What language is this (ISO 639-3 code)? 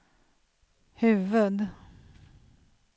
swe